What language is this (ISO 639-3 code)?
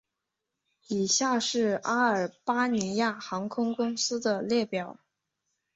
zho